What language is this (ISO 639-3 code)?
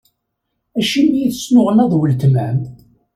kab